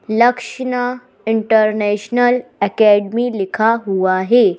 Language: Hindi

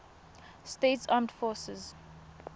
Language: Tswana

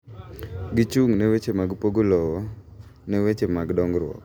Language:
Luo (Kenya and Tanzania)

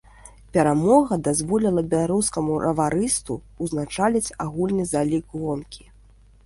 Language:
Belarusian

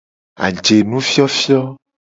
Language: Gen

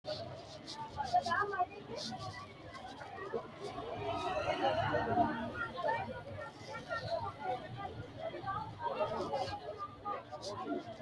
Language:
Sidamo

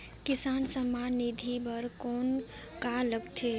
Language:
Chhattisgarhi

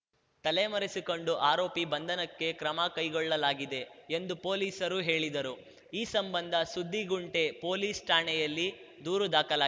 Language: Kannada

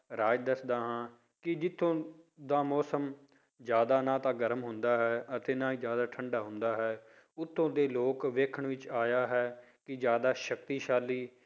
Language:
Punjabi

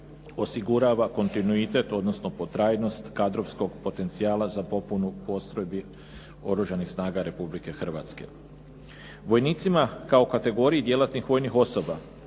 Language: Croatian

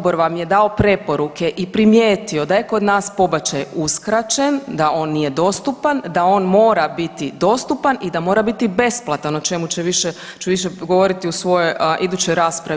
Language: Croatian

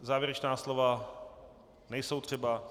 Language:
Czech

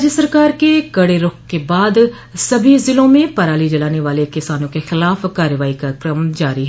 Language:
Hindi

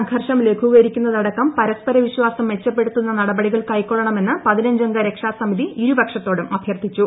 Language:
Malayalam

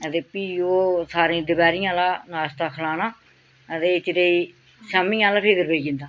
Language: Dogri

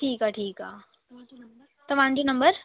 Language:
Sindhi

